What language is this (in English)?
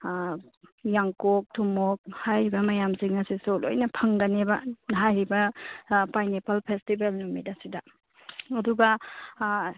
Manipuri